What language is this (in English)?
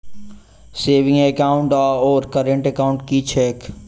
Maithili